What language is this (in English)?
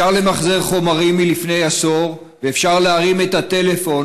Hebrew